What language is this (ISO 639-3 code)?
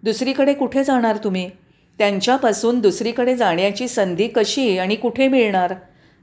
mar